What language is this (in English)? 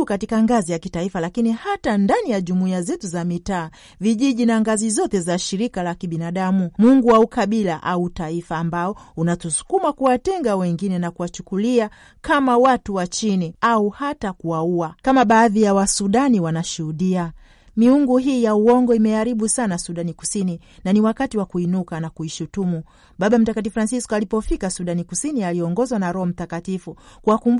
Swahili